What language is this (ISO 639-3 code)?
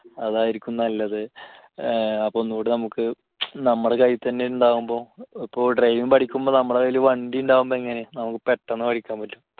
mal